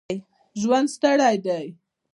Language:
Pashto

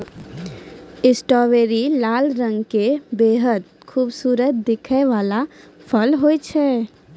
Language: Maithili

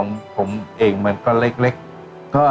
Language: Thai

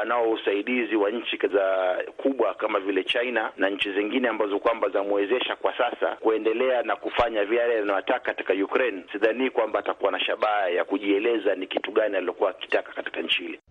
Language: Swahili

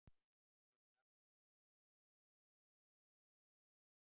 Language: Icelandic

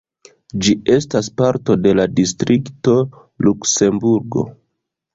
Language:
Esperanto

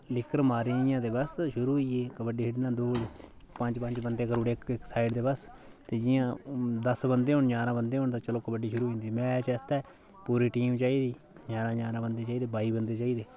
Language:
Dogri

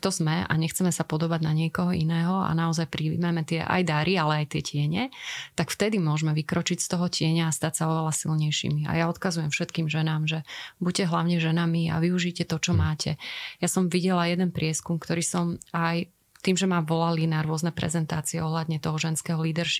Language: Slovak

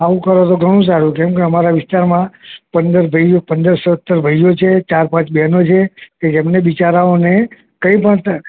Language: Gujarati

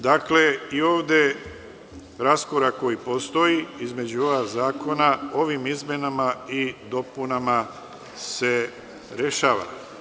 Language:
Serbian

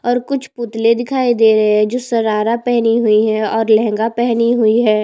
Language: Hindi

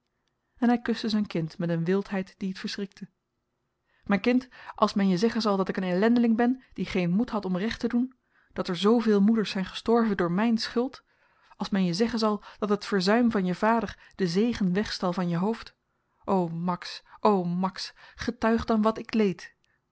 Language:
Dutch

